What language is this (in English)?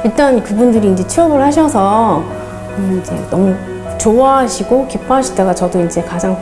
Korean